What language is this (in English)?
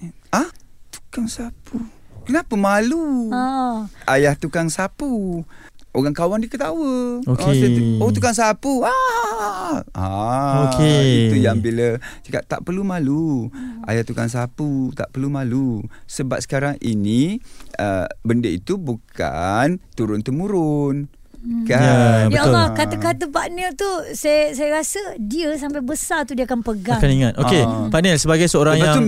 Malay